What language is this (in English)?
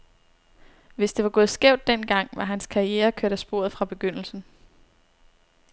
Danish